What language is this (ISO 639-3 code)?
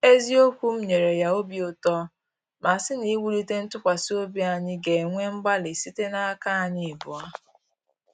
ibo